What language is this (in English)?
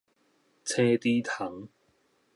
Min Nan Chinese